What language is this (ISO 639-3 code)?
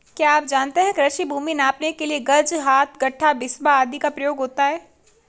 hin